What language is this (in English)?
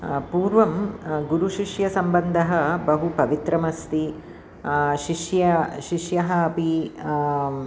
Sanskrit